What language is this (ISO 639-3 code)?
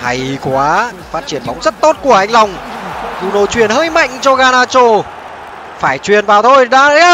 vie